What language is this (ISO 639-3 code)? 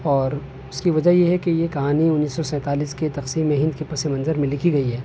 urd